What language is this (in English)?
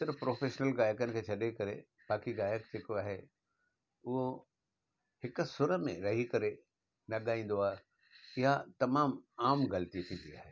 Sindhi